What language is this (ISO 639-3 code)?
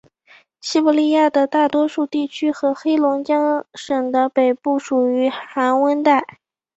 zho